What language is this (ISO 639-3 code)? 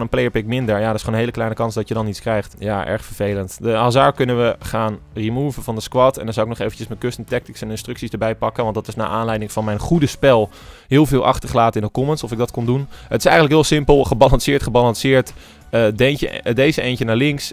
nld